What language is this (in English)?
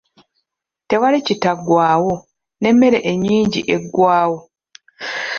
Ganda